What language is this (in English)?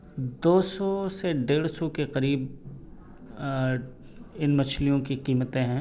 Urdu